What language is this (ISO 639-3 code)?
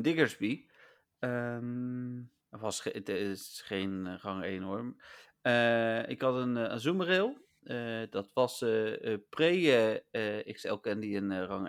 nld